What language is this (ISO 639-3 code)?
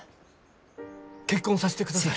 jpn